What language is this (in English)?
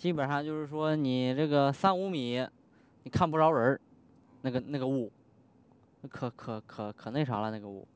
Chinese